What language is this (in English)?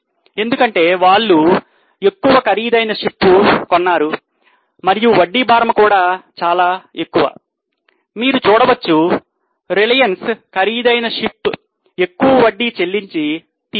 Telugu